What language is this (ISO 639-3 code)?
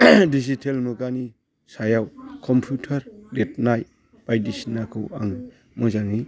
brx